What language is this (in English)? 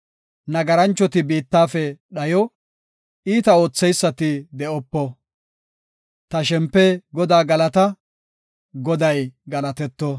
Gofa